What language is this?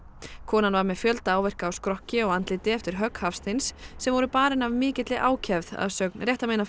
Icelandic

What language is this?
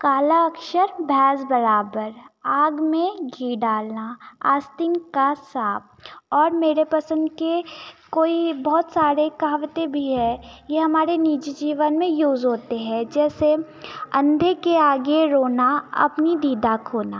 Hindi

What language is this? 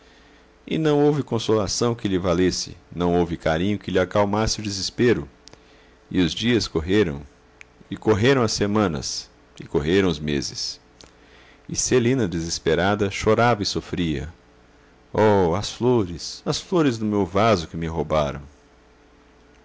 Portuguese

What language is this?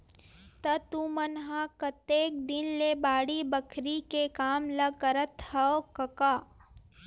Chhattisgarhi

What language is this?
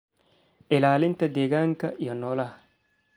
Somali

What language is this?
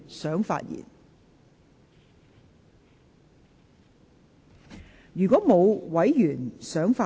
Cantonese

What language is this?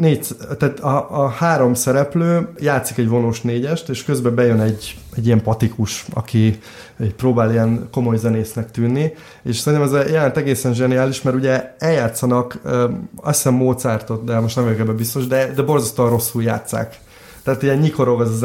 Hungarian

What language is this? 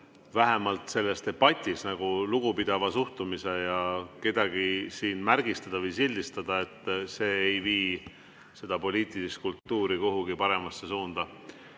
Estonian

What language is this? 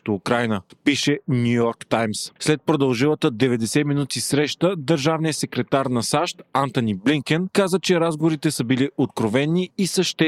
Bulgarian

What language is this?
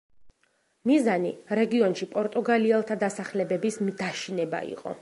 Georgian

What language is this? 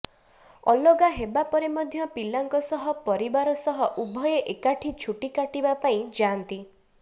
Odia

